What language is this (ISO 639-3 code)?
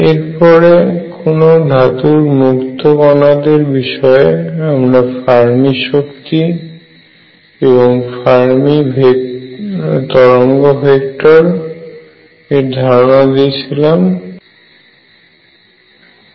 ben